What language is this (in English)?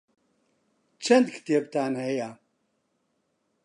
Central Kurdish